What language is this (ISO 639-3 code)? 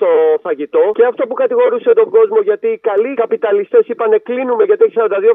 ell